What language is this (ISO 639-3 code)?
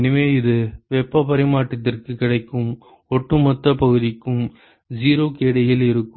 tam